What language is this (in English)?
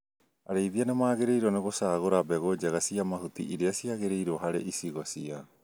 Kikuyu